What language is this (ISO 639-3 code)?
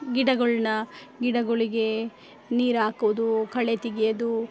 kan